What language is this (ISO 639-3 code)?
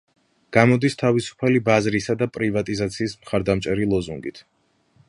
kat